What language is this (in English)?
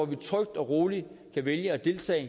Danish